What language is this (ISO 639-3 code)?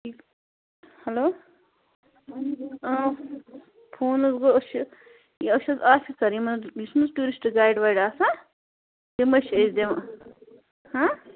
kas